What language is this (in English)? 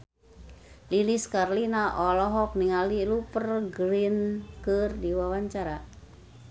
Sundanese